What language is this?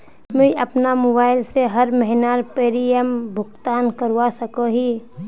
Magahi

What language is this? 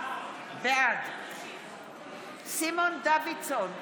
Hebrew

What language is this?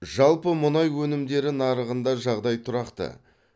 Kazakh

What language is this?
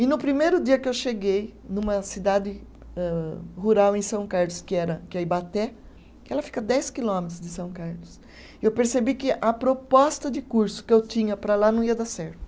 Portuguese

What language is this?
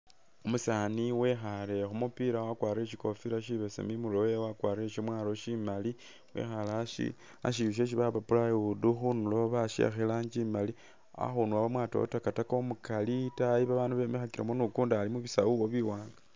Masaaba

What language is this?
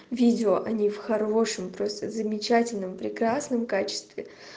Russian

